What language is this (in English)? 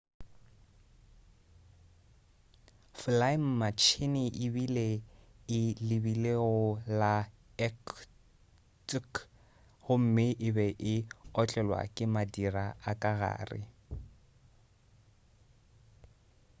Northern Sotho